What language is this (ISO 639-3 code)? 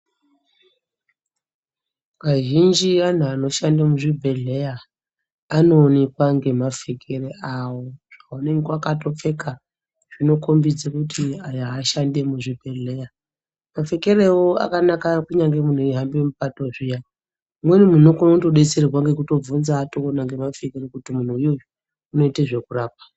ndc